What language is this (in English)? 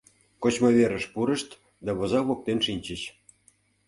Mari